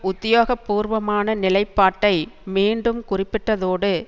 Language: Tamil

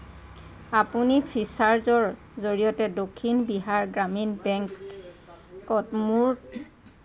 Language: Assamese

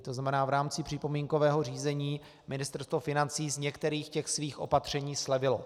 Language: Czech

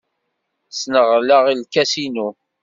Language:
Kabyle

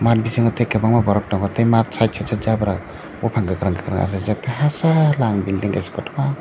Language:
Kok Borok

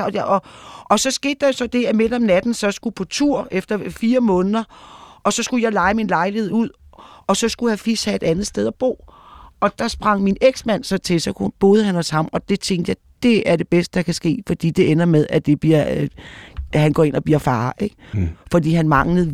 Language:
Danish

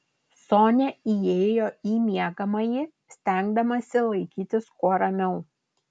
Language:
Lithuanian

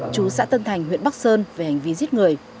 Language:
Vietnamese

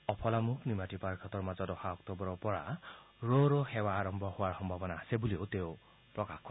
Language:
Assamese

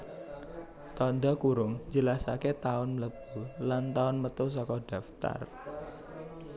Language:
Javanese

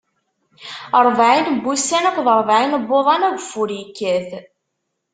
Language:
Kabyle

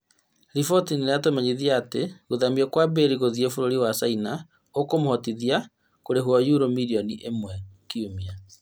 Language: Kikuyu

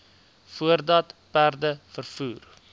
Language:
Afrikaans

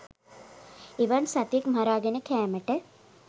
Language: Sinhala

